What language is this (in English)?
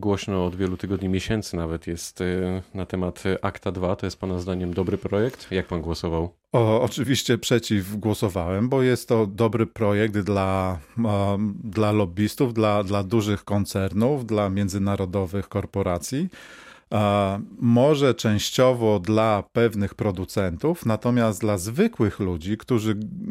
Polish